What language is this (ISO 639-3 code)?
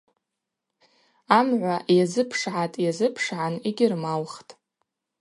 abq